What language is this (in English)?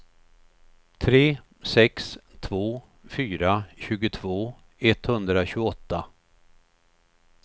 Swedish